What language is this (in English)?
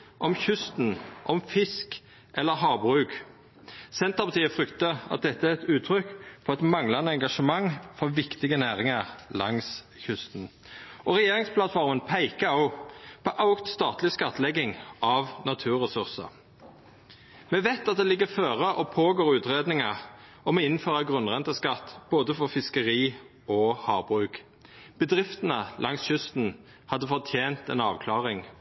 Norwegian Nynorsk